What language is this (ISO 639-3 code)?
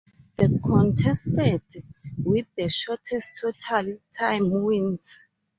eng